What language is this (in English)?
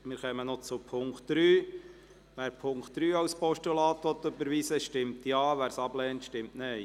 Swiss German